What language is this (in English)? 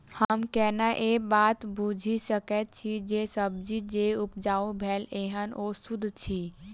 Maithili